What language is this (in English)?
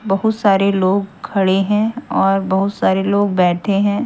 Hindi